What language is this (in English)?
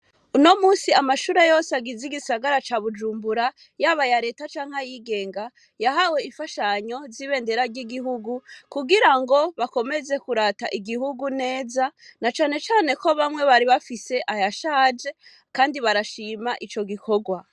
Rundi